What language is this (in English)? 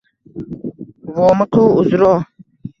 Uzbek